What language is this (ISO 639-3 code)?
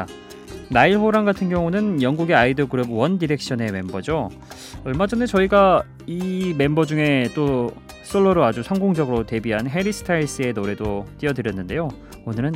kor